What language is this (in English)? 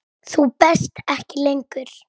Icelandic